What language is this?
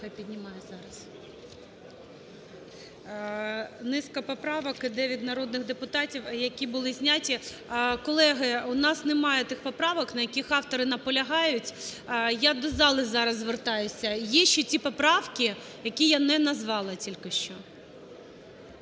Ukrainian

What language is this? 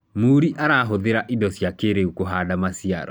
Kikuyu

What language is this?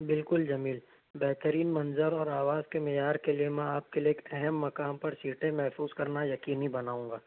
Urdu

